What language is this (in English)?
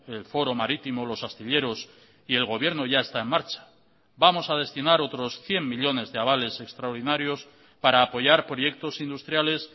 Spanish